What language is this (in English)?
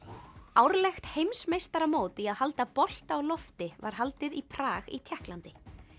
Icelandic